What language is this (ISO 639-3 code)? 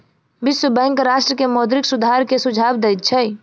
mai